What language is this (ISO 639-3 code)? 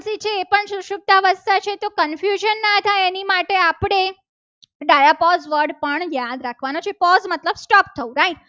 guj